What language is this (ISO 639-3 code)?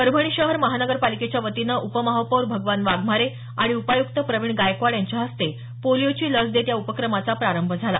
mar